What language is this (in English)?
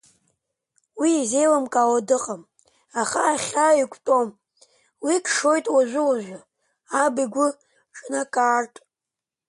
Abkhazian